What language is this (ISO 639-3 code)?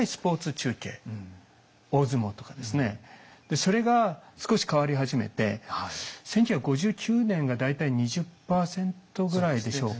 jpn